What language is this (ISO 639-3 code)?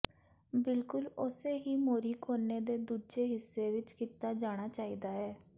pan